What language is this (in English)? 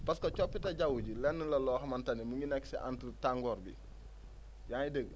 Wolof